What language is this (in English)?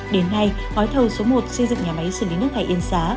Vietnamese